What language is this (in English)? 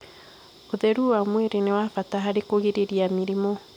Kikuyu